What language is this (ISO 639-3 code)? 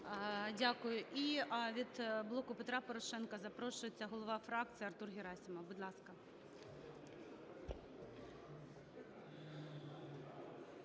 ukr